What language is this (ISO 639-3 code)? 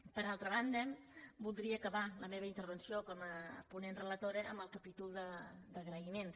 cat